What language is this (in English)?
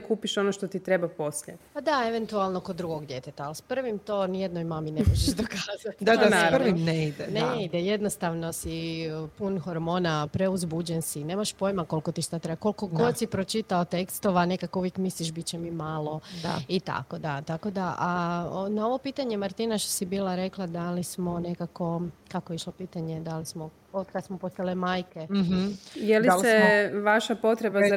Croatian